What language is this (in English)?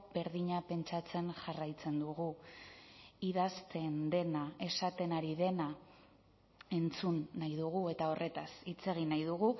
Basque